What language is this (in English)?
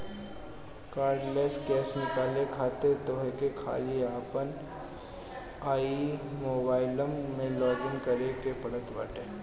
Bhojpuri